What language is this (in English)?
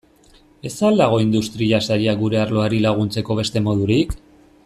Basque